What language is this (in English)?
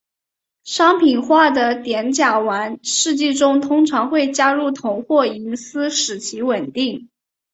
Chinese